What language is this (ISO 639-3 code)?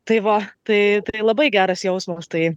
lit